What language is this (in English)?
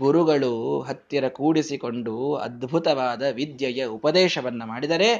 Kannada